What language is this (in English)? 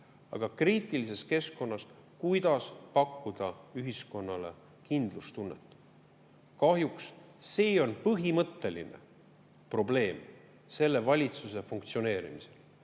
Estonian